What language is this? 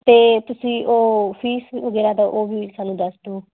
Punjabi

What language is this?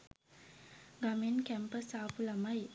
Sinhala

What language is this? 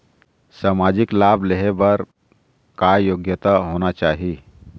Chhattisgarhi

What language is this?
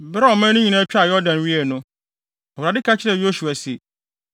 Akan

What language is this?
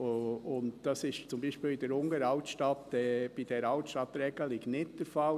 Swiss German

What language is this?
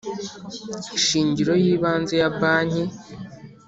Kinyarwanda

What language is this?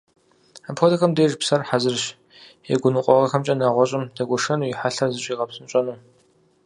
Kabardian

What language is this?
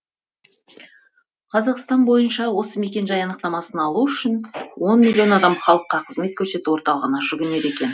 Kazakh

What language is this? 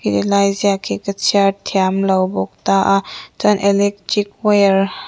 Mizo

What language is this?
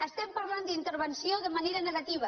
Catalan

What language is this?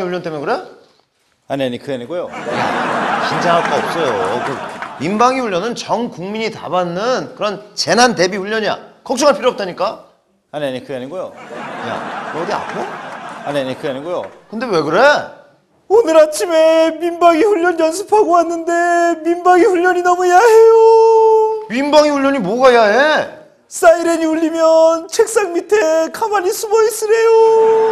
Korean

